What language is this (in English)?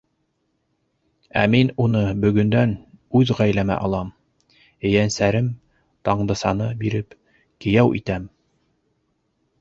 Bashkir